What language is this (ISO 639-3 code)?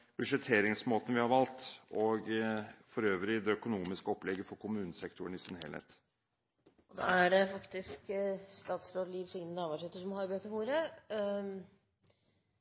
nor